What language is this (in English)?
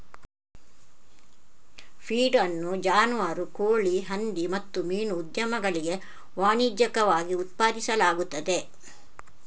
Kannada